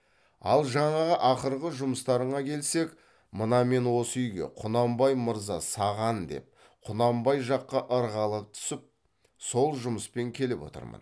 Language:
Kazakh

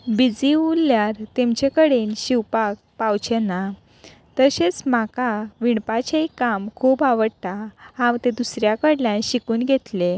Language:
Konkani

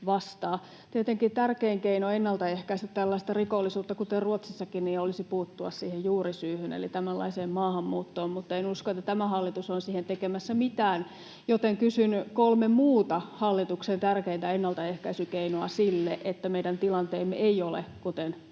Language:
Finnish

